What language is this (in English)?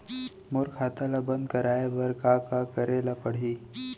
Chhattisgarhi